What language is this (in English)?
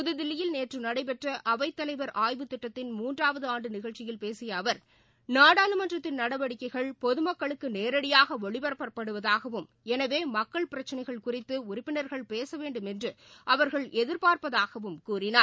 Tamil